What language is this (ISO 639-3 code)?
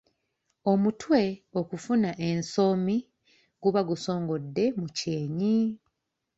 lug